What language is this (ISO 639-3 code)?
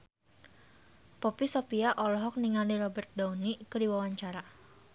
sun